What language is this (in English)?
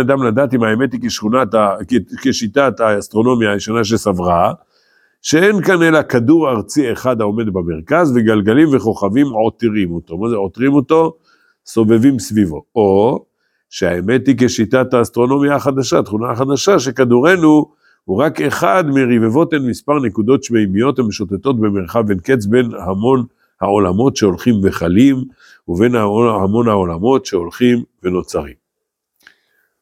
Hebrew